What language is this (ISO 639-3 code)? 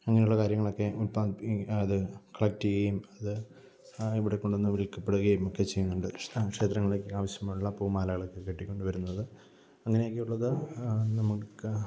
mal